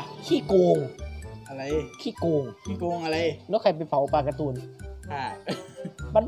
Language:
Thai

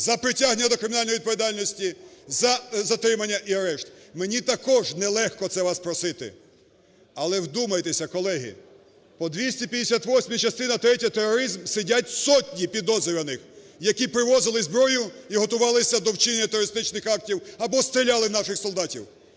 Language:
Ukrainian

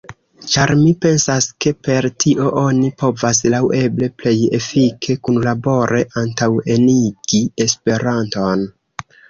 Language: Esperanto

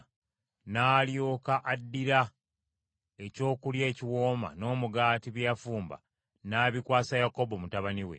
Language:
Ganda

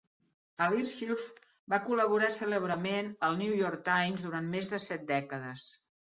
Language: Catalan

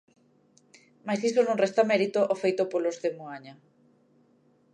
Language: Galician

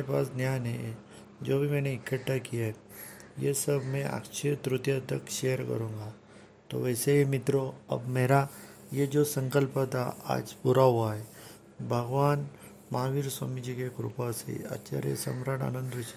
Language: Hindi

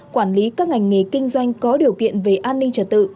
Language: Vietnamese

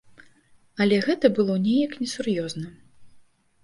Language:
Belarusian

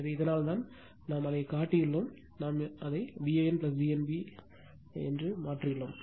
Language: Tamil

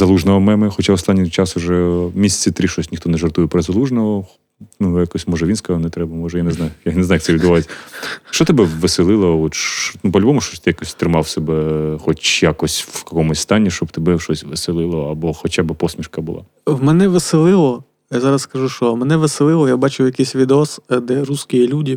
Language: Ukrainian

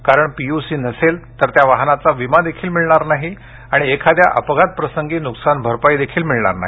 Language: Marathi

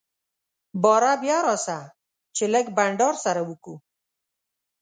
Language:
Pashto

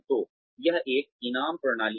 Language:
Hindi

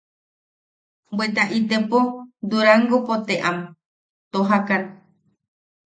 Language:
Yaqui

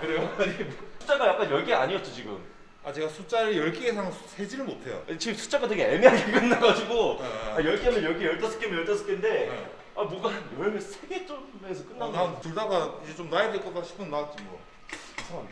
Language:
Korean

